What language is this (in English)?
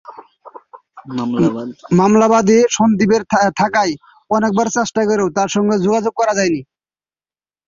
Bangla